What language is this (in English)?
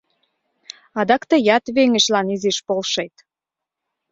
Mari